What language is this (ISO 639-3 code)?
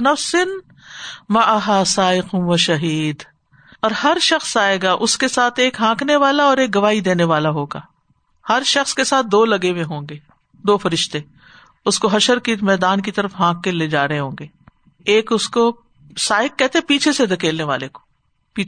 urd